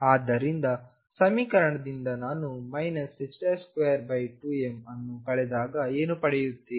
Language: Kannada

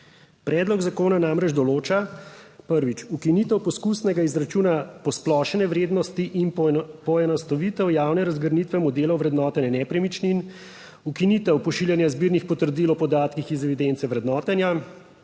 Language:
Slovenian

